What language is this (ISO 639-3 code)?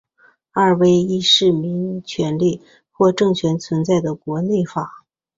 zho